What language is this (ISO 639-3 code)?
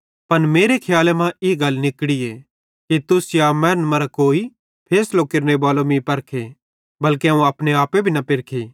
bhd